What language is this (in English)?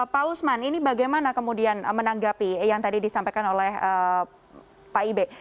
Indonesian